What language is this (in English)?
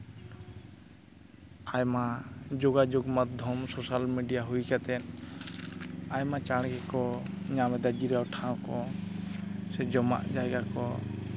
Santali